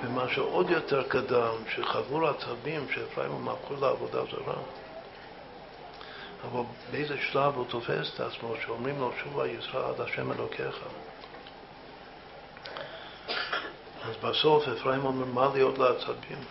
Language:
Hebrew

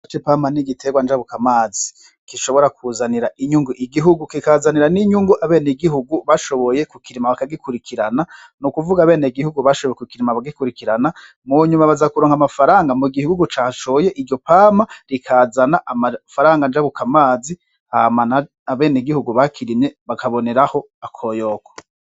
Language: Rundi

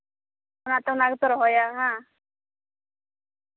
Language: Santali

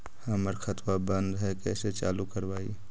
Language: Magahi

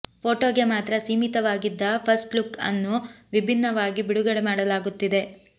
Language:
Kannada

